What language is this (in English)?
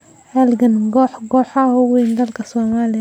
Somali